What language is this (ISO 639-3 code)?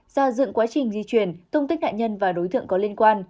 vie